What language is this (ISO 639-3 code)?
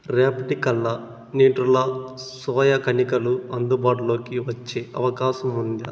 tel